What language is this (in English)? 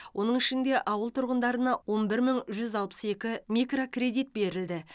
Kazakh